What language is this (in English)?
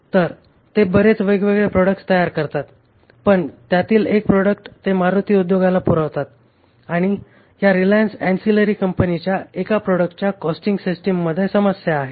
Marathi